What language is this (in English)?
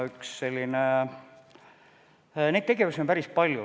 Estonian